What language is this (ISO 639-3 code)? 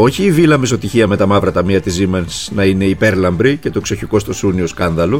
ell